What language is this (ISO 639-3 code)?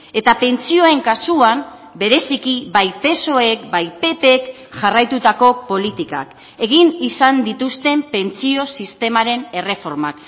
eus